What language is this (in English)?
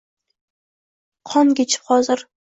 Uzbek